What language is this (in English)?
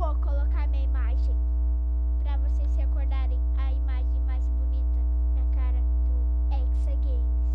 Portuguese